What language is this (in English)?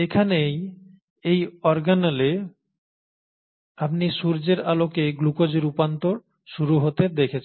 Bangla